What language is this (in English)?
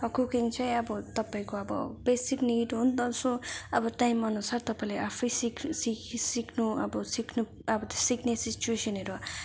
Nepali